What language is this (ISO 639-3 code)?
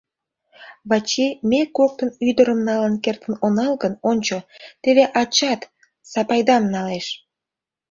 chm